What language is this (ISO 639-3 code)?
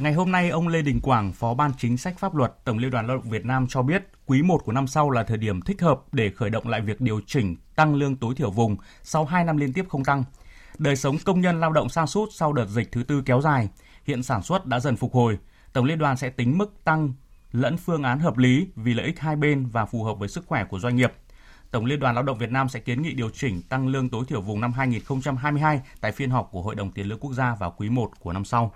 vie